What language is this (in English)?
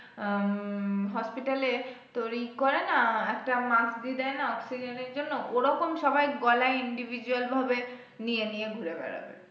Bangla